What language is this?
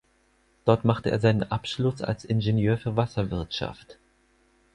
German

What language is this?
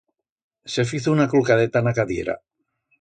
Aragonese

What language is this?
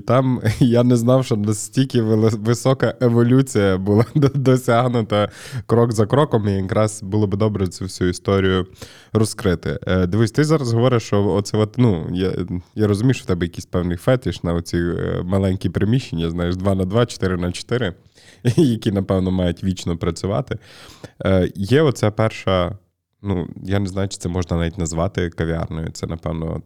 Ukrainian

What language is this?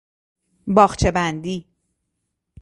Persian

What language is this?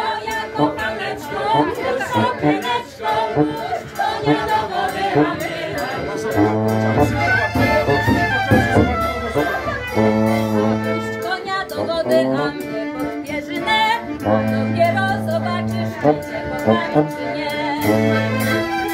Polish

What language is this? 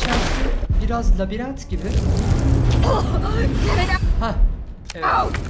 Turkish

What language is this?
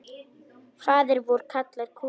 Icelandic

